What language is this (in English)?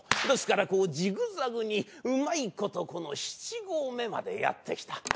Japanese